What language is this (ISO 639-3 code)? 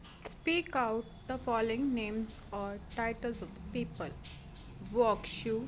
pan